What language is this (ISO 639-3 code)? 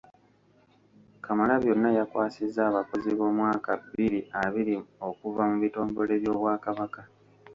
lug